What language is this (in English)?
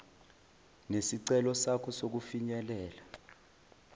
Zulu